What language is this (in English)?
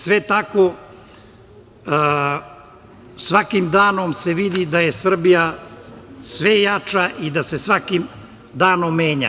Serbian